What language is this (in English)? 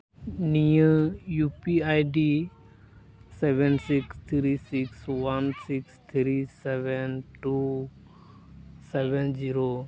Santali